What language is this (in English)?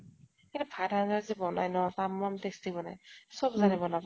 Assamese